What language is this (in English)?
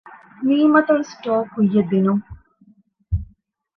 Divehi